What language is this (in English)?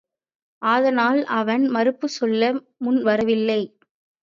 Tamil